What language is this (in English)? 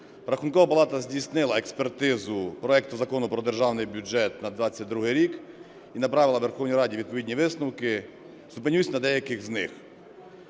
Ukrainian